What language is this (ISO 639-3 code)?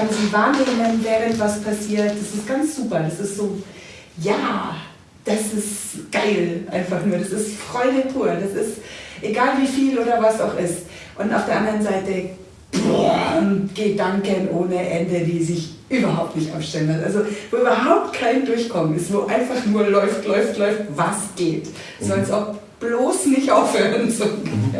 deu